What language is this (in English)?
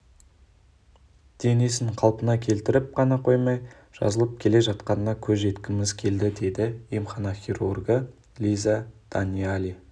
Kazakh